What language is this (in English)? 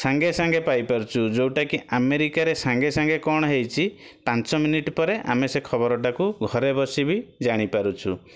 Odia